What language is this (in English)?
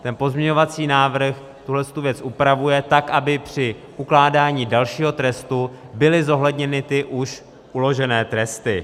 Czech